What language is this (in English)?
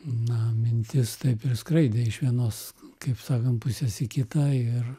Lithuanian